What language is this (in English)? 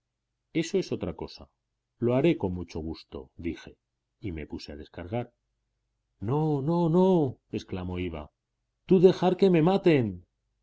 Spanish